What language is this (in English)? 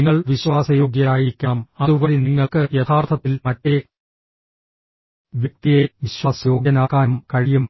Malayalam